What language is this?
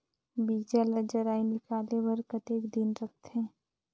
Chhattisgarhi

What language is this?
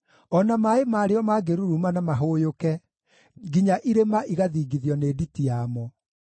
Kikuyu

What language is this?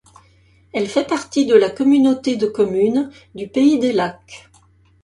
French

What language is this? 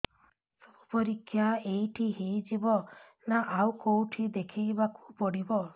Odia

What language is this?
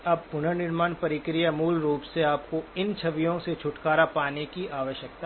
Hindi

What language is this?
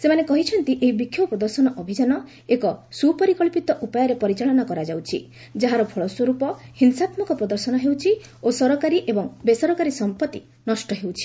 Odia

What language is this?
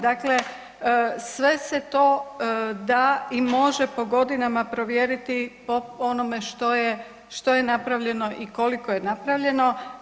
Croatian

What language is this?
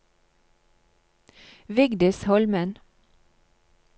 Norwegian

